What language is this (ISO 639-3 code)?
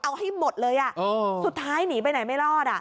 tha